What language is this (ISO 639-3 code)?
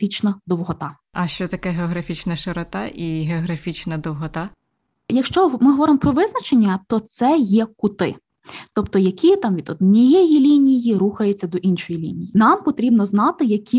ukr